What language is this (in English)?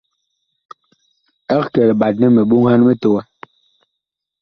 Bakoko